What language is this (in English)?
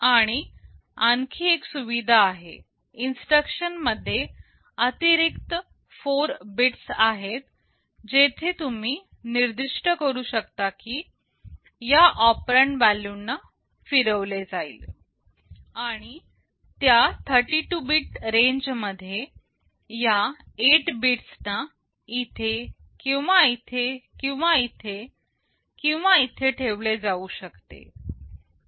Marathi